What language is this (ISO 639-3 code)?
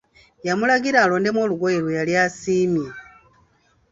lug